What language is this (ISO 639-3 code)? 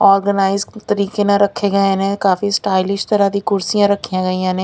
pan